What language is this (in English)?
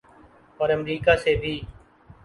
Urdu